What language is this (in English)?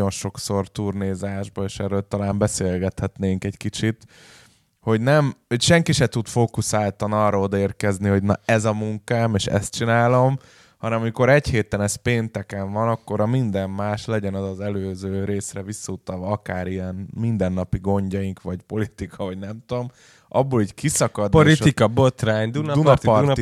Hungarian